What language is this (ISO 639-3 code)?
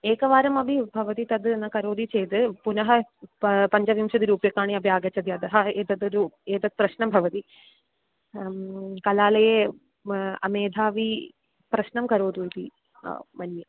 san